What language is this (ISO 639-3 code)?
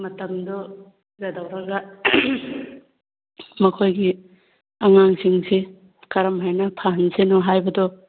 mni